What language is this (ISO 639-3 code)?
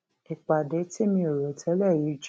yor